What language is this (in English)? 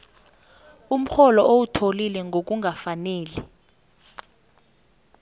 South Ndebele